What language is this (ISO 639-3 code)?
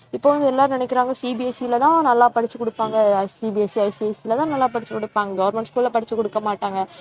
tam